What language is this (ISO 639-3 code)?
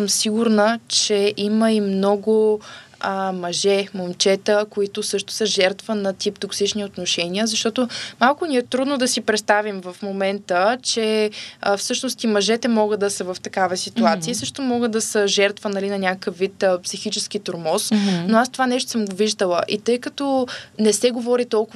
bul